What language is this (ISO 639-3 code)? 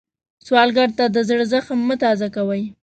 pus